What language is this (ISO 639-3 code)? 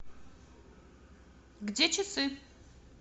rus